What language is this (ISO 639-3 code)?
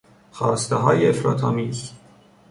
fas